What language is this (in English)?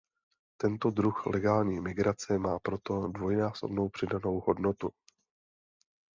Czech